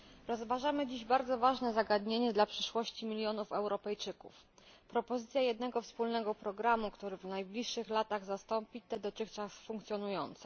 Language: Polish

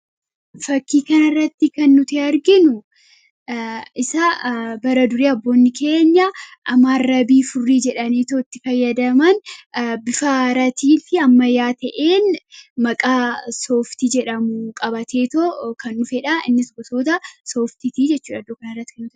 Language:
Oromo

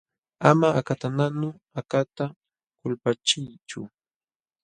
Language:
Jauja Wanca Quechua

